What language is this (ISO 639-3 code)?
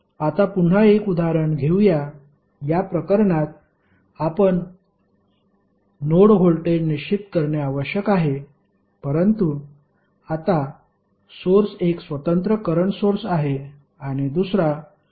mar